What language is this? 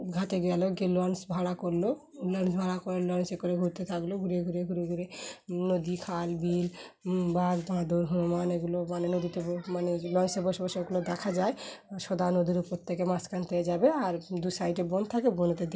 Bangla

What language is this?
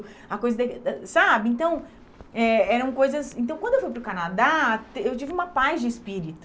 Portuguese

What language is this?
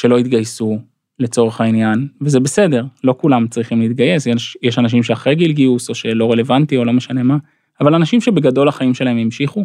Hebrew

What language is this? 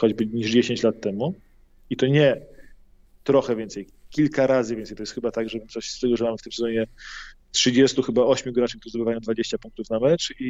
Polish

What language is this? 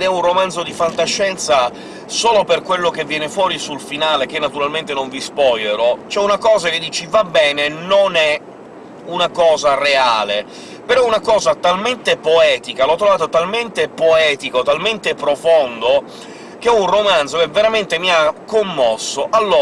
Italian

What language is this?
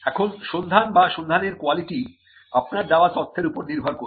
Bangla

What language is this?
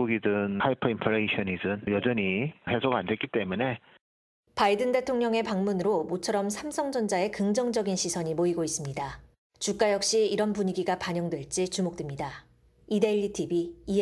Korean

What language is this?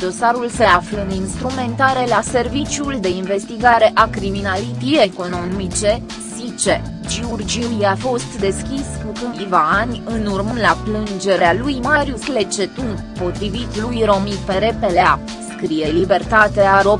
Romanian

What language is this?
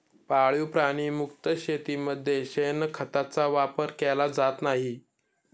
Marathi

